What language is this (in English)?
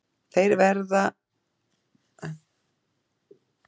Icelandic